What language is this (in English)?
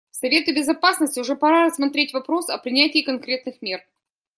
Russian